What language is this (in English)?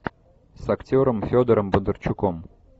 Russian